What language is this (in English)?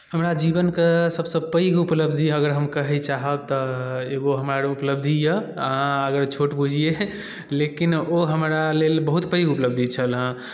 Maithili